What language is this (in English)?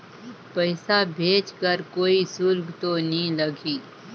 Chhattisgarhi